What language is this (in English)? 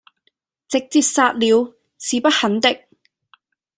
Cantonese